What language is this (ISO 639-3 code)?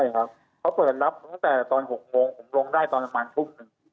tha